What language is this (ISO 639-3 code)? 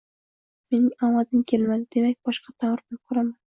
uzb